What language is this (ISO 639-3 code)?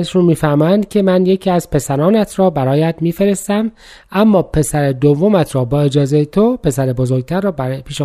fas